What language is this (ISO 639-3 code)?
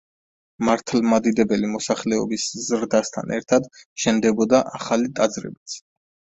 kat